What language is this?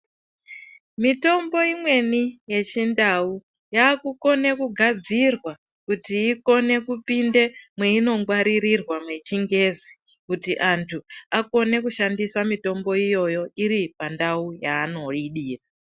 Ndau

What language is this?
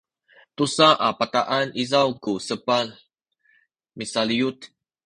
Sakizaya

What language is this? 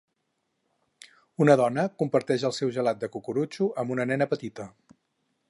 Catalan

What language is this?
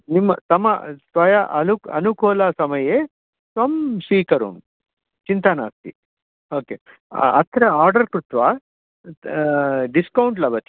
Sanskrit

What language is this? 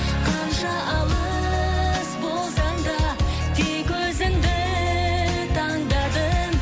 Kazakh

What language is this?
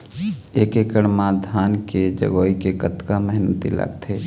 Chhattisgarhi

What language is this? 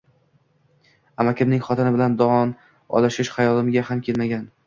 Uzbek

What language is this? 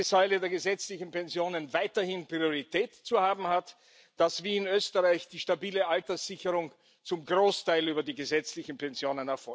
German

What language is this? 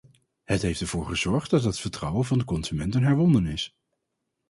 Dutch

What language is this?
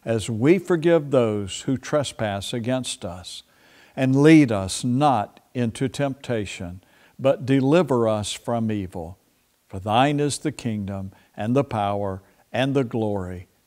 English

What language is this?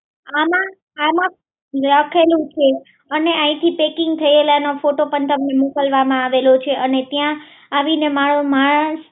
Gujarati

